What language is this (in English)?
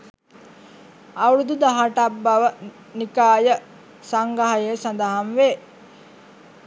Sinhala